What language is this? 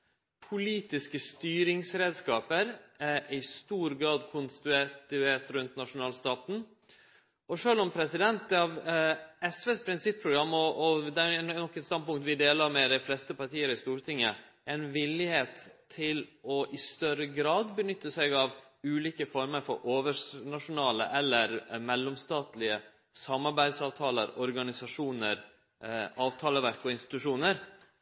Norwegian Nynorsk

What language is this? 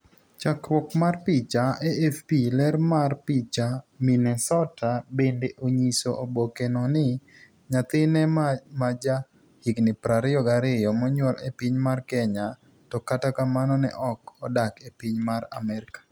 Luo (Kenya and Tanzania)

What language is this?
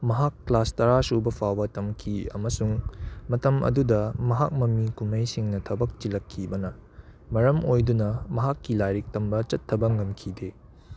Manipuri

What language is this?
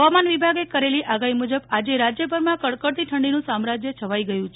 Gujarati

